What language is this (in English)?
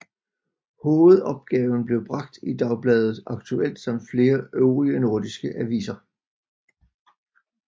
Danish